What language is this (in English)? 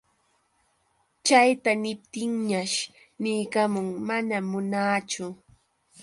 Yauyos Quechua